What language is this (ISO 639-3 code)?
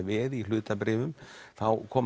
isl